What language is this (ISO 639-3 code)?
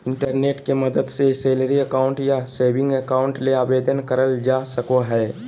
mag